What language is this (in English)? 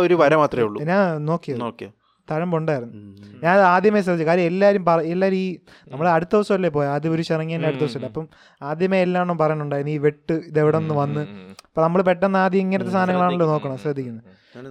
Malayalam